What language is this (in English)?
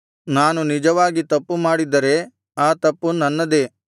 Kannada